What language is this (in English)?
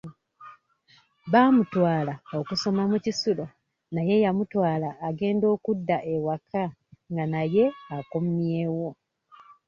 Ganda